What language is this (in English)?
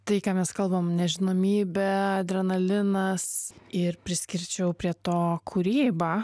Lithuanian